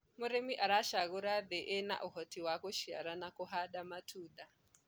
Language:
Kikuyu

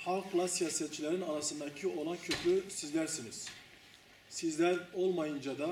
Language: Turkish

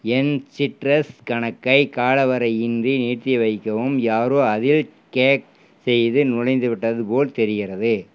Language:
Tamil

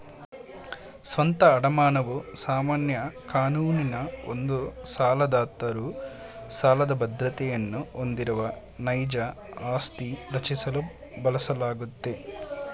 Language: Kannada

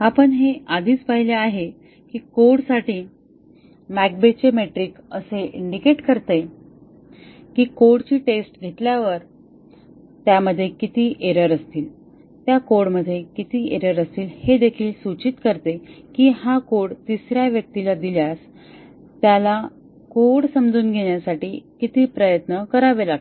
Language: Marathi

